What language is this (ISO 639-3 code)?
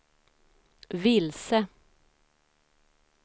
swe